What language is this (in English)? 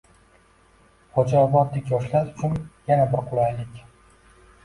Uzbek